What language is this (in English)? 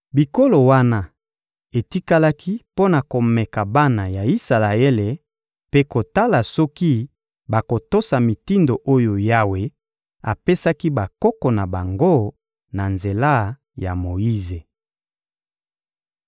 Lingala